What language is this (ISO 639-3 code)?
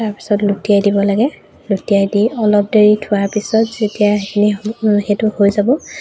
asm